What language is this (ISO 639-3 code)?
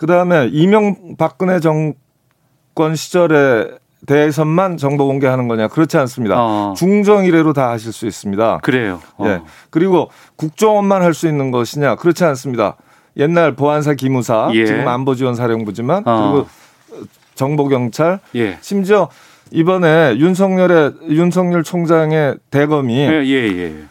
kor